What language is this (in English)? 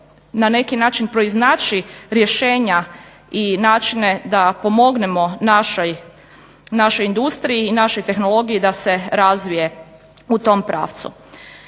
Croatian